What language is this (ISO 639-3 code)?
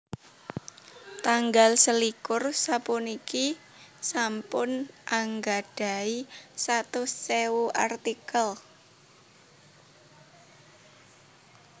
jav